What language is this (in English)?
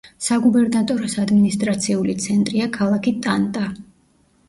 Georgian